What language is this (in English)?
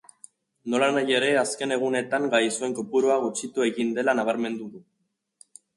Basque